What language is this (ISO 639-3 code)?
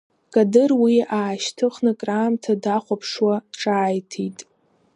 abk